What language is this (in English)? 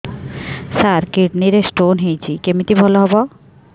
Odia